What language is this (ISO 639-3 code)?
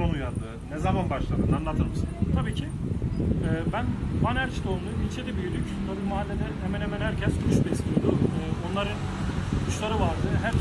tur